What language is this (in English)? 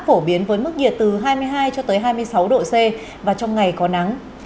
Vietnamese